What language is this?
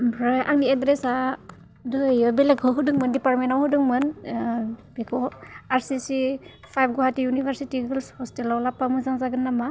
Bodo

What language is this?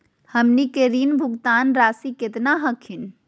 Magahi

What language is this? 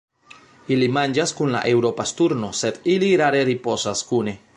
Esperanto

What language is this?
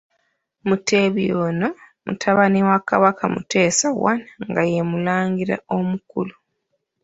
Ganda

